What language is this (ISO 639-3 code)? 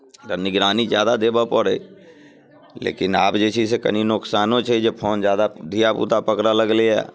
mai